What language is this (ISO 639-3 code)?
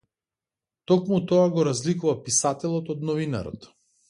mkd